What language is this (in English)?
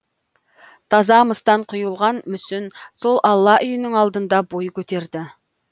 Kazakh